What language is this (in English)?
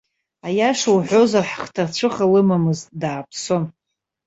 Abkhazian